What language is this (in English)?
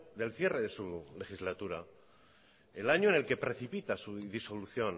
Spanish